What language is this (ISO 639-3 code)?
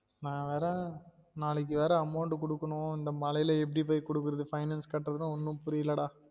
tam